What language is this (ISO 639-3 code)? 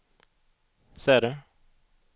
swe